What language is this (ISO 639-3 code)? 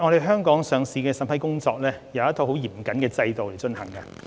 yue